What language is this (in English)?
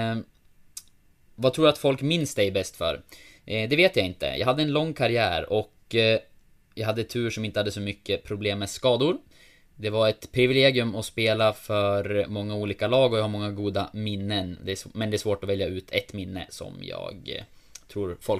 Swedish